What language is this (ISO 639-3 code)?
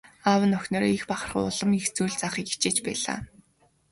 mon